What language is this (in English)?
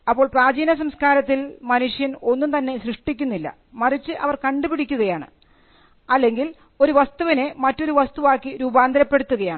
Malayalam